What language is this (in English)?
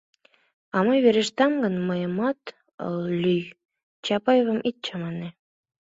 Mari